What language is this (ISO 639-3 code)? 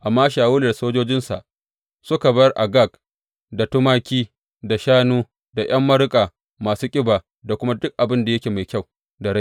hau